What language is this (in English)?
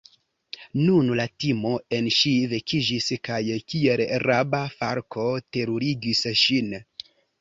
Esperanto